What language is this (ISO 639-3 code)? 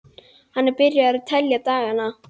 isl